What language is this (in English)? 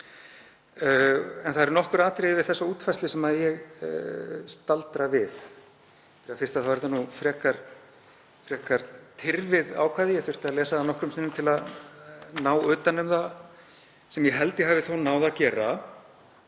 Icelandic